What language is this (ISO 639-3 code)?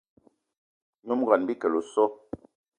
eto